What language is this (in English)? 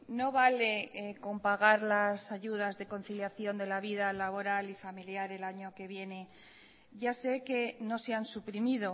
Spanish